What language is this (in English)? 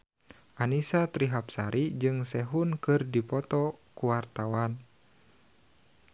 Sundanese